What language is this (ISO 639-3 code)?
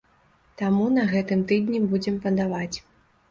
bel